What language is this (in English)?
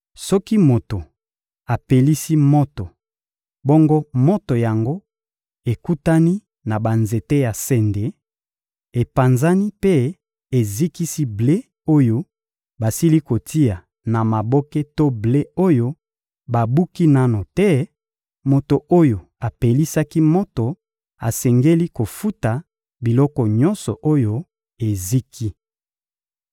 Lingala